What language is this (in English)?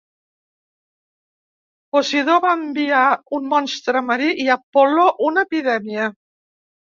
Catalan